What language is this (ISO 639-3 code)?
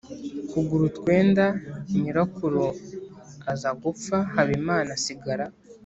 kin